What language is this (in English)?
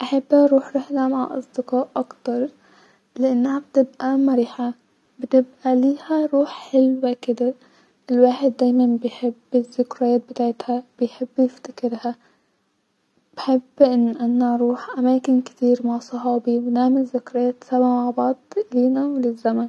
Egyptian Arabic